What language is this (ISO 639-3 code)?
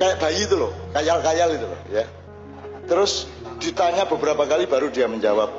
ind